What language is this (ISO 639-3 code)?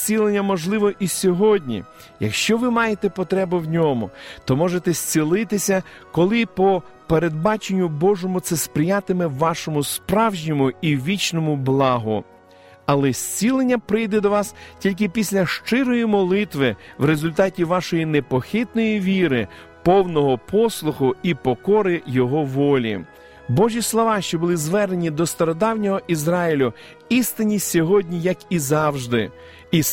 ukr